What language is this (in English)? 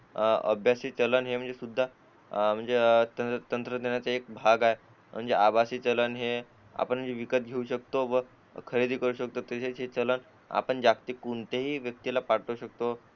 Marathi